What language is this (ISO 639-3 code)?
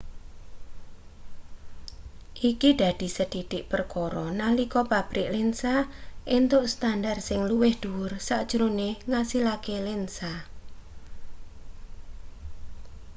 jav